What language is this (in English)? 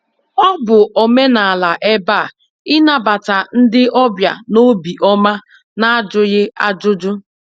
Igbo